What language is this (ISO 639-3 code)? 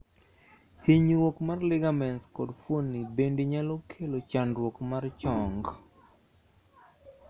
luo